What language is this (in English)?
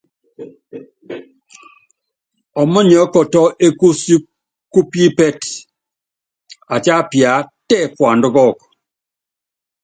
Yangben